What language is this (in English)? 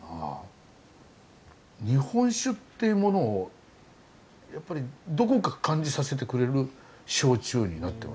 Japanese